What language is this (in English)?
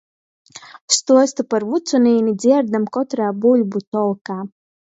Latgalian